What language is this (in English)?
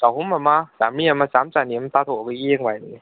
Manipuri